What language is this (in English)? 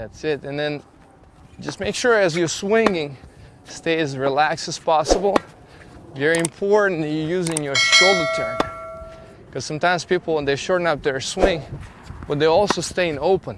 English